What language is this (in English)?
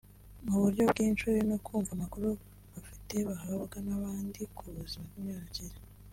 Kinyarwanda